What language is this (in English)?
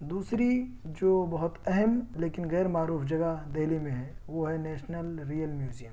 Urdu